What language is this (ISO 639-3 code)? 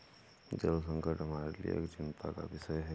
hin